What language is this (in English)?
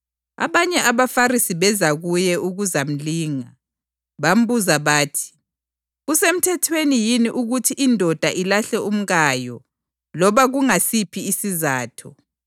North Ndebele